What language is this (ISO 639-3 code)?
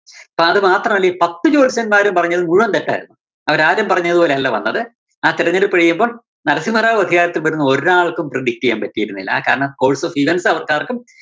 mal